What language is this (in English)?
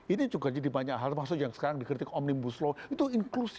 Indonesian